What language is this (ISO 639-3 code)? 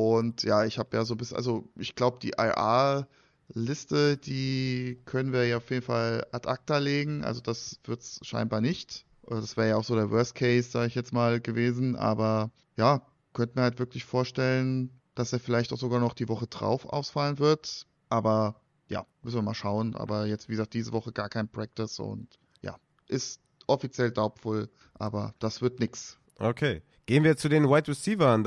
deu